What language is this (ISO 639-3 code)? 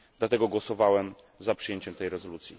pol